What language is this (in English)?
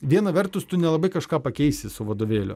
Lithuanian